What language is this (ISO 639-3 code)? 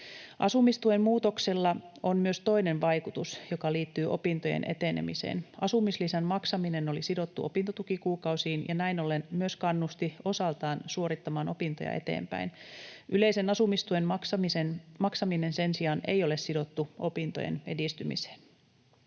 fin